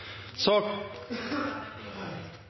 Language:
Norwegian Nynorsk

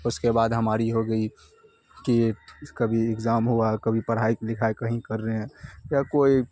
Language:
Urdu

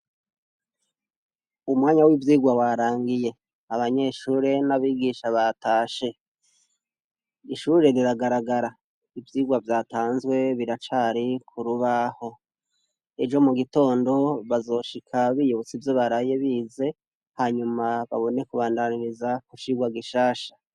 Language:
Rundi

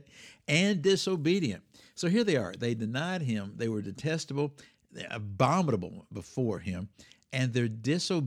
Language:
English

